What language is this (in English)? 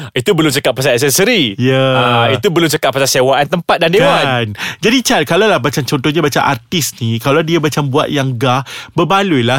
Malay